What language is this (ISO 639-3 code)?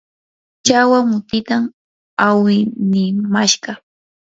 qur